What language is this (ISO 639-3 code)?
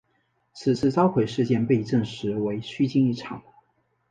zho